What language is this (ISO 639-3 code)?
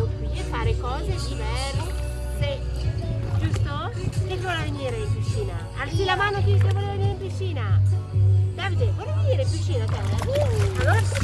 ita